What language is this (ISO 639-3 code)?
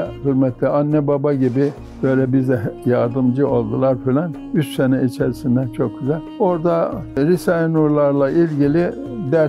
tur